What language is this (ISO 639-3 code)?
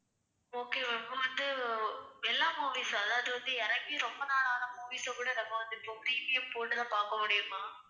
tam